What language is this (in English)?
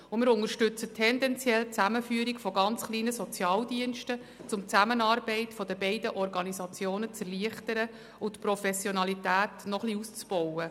Swiss German